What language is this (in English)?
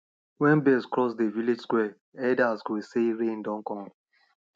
Nigerian Pidgin